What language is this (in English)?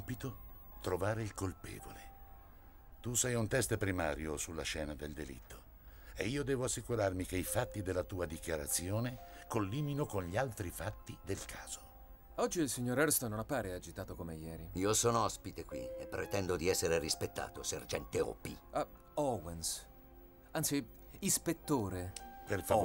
Italian